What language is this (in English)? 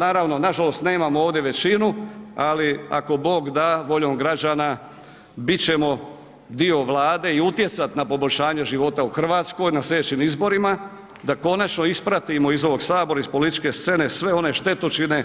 Croatian